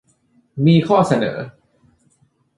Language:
Thai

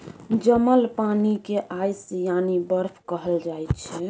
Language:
Maithili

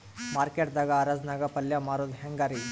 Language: Kannada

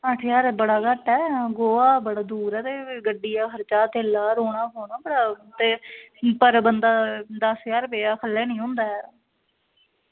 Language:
Dogri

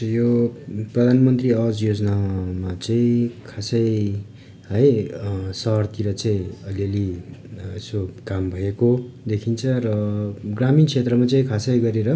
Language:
Nepali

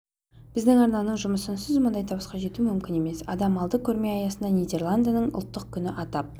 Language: Kazakh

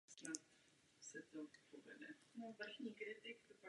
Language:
Czech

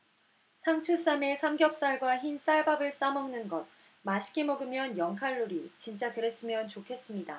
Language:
Korean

